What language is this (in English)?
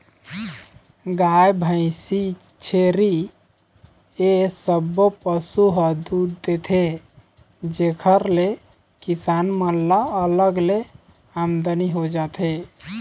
Chhattisgarhi